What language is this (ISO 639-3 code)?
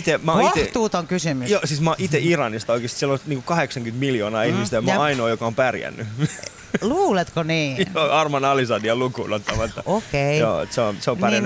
fin